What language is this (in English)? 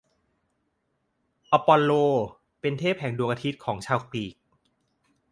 Thai